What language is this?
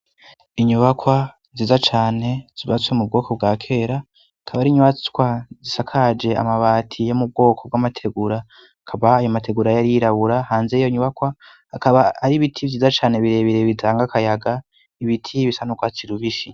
Rundi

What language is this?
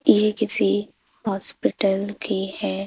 Hindi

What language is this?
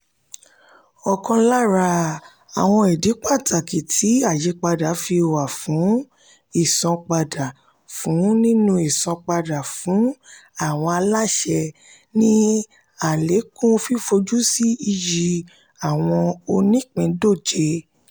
Yoruba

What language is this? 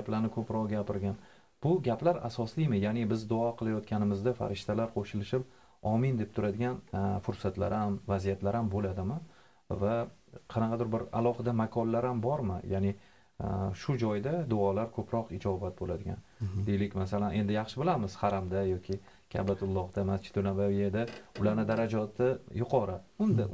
Turkish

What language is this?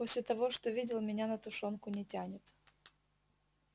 Russian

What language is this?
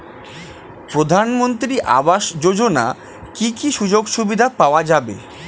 Bangla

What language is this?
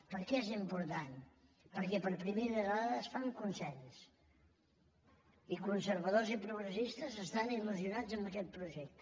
Catalan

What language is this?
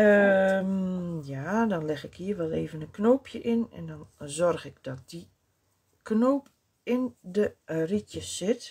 Dutch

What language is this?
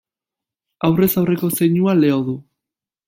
Basque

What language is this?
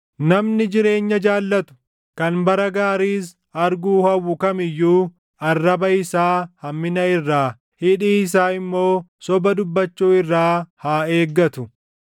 Oromo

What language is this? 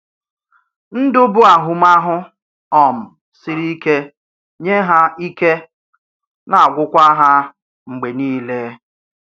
Igbo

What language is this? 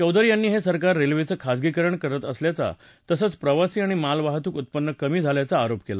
Marathi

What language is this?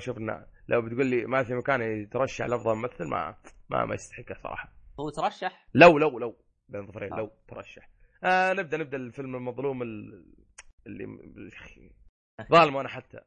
Arabic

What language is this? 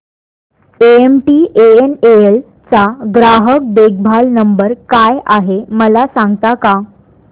Marathi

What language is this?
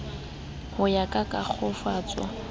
Southern Sotho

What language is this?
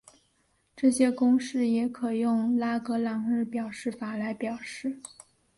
Chinese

